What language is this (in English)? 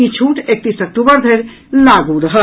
Maithili